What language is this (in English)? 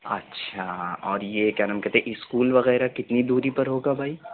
Urdu